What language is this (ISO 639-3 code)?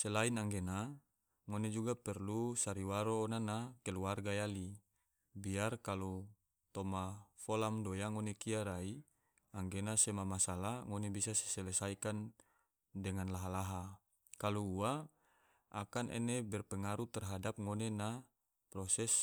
tvo